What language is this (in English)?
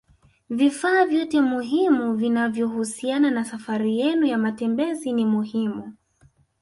Swahili